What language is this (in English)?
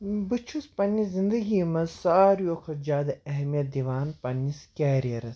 Kashmiri